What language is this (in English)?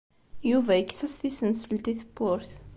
Kabyle